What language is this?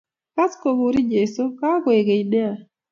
Kalenjin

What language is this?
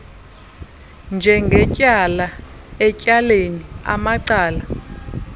Xhosa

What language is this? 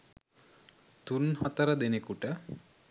Sinhala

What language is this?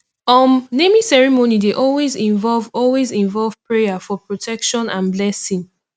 Nigerian Pidgin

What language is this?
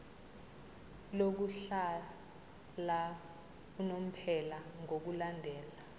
Zulu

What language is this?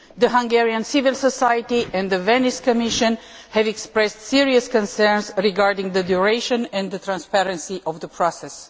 English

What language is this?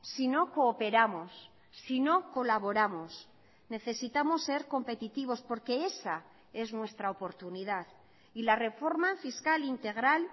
Spanish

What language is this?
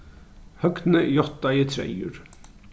Faroese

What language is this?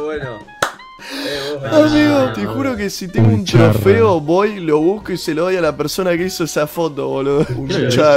Spanish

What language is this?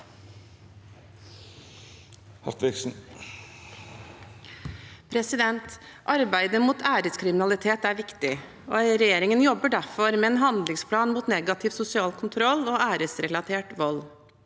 Norwegian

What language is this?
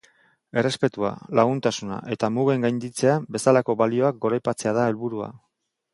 Basque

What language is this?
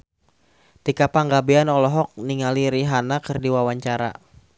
Sundanese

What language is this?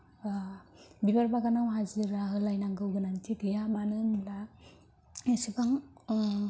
Bodo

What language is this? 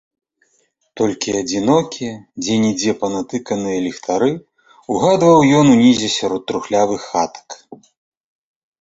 Belarusian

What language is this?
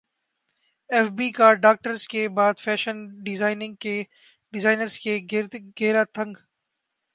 Urdu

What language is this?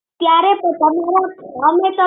Gujarati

